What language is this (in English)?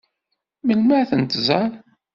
Kabyle